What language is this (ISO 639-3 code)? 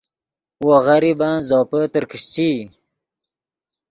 ydg